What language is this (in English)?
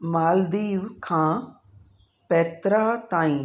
Sindhi